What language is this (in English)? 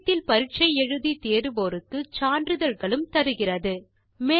Tamil